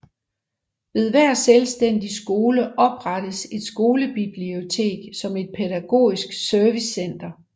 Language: Danish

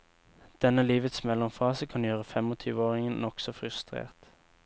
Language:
Norwegian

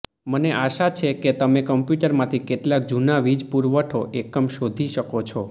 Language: Gujarati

